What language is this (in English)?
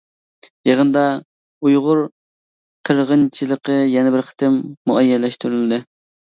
Uyghur